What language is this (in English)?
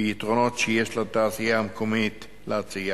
Hebrew